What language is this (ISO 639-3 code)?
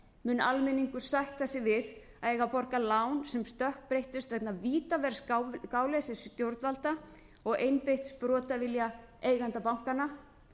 isl